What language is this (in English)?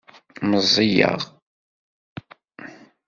Kabyle